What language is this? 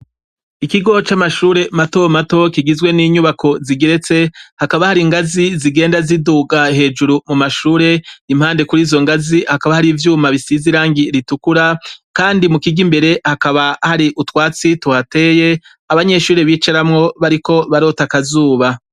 Rundi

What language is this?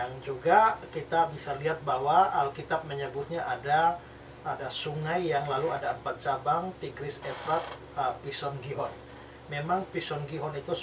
Indonesian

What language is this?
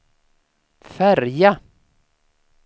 Swedish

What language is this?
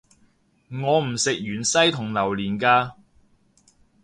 Cantonese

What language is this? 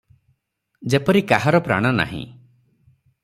Odia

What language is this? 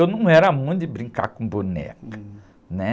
Portuguese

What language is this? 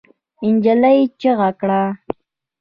Pashto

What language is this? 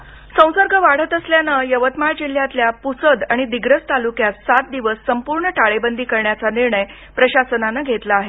Marathi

